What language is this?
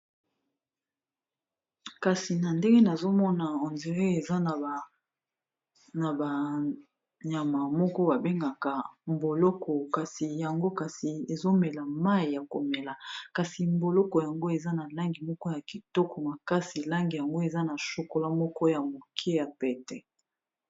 Lingala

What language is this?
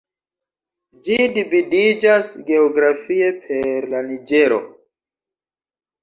Esperanto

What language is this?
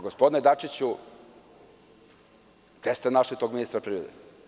Serbian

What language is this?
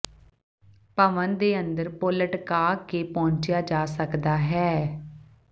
Punjabi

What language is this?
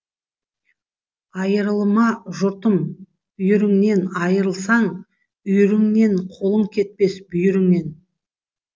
Kazakh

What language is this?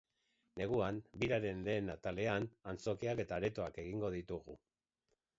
Basque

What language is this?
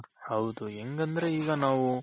Kannada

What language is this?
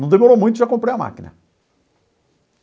Portuguese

